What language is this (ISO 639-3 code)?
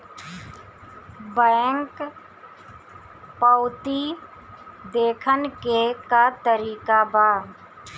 bho